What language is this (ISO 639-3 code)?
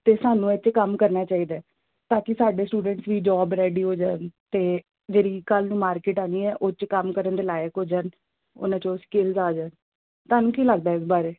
pan